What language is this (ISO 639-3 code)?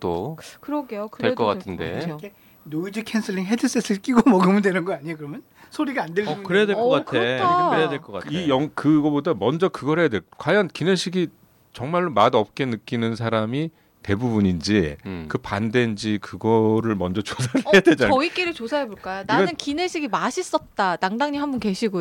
kor